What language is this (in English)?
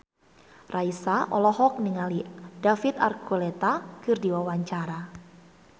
Sundanese